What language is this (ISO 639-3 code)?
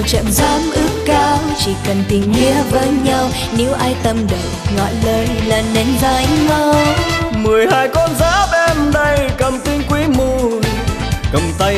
vie